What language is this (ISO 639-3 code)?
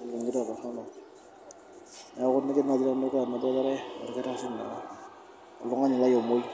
mas